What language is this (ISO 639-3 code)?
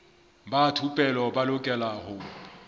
sot